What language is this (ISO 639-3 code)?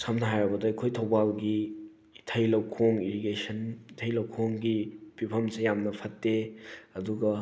mni